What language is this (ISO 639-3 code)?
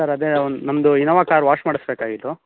kan